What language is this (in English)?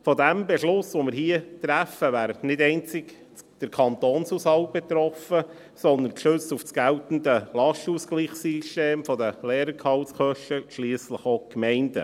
Swiss German